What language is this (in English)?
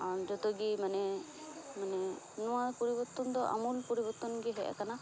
Santali